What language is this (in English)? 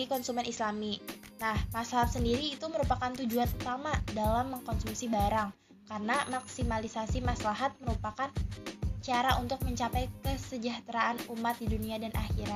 Indonesian